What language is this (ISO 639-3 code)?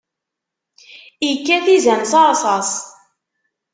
kab